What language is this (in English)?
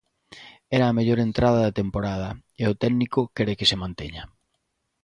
Galician